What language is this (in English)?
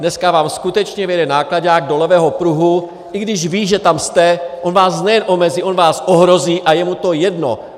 Czech